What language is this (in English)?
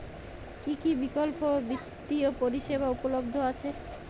Bangla